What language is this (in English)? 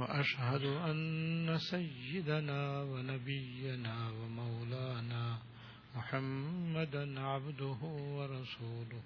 Urdu